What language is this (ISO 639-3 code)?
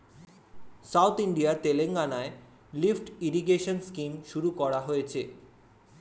ben